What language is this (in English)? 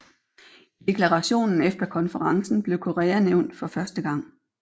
Danish